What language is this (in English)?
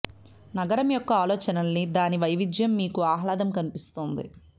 Telugu